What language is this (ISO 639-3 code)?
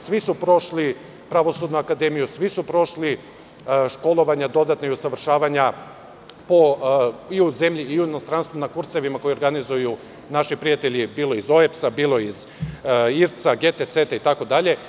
srp